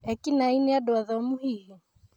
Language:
Kikuyu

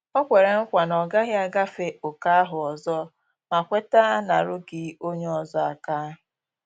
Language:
Igbo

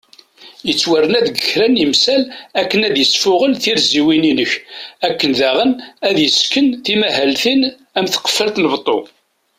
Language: Kabyle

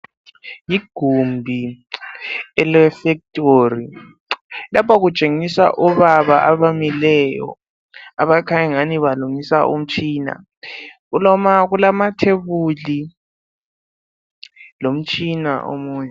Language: North Ndebele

